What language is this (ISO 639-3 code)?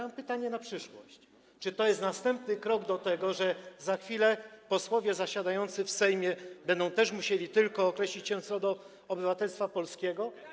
pol